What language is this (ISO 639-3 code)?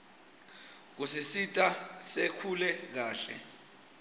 ssw